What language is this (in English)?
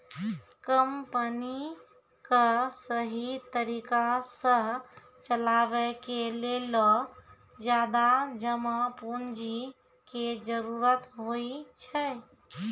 Maithili